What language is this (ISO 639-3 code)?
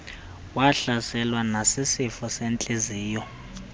xho